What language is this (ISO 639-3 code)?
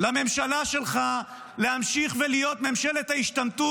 heb